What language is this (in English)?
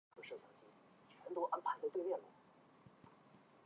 Chinese